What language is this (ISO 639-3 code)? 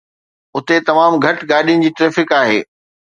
snd